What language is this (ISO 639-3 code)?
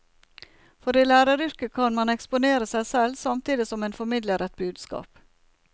nor